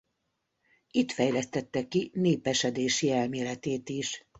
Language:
Hungarian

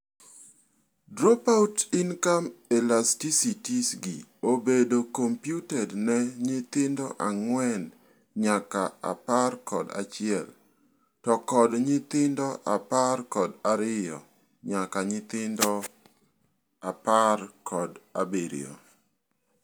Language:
Luo (Kenya and Tanzania)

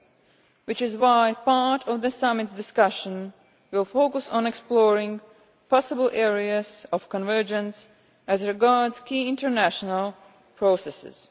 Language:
English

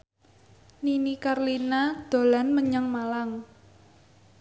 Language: Javanese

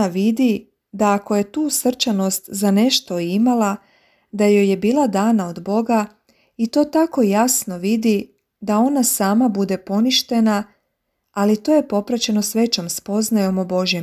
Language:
Croatian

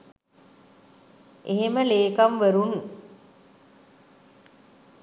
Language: Sinhala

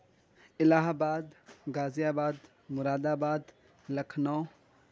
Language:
Urdu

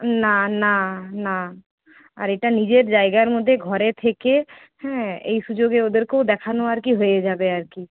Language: Bangla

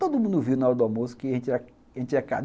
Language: Portuguese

